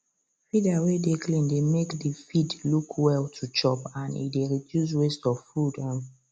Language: Nigerian Pidgin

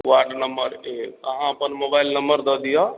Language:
Maithili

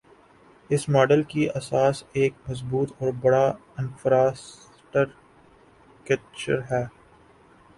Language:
Urdu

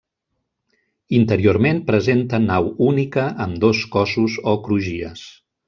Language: Catalan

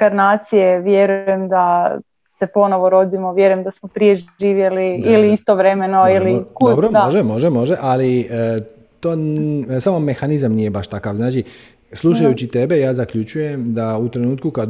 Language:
Croatian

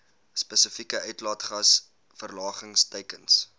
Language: Afrikaans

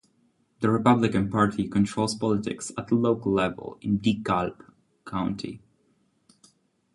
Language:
English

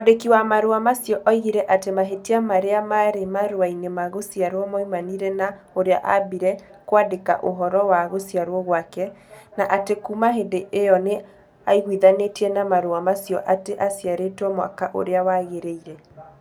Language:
Kikuyu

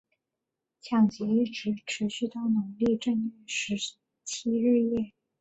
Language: Chinese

